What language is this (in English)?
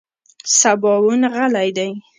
Pashto